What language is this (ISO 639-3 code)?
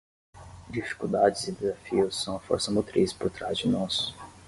por